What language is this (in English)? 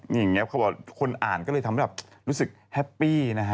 Thai